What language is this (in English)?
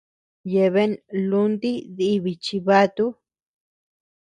Tepeuxila Cuicatec